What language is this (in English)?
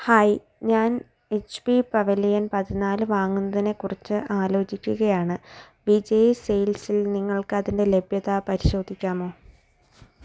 Malayalam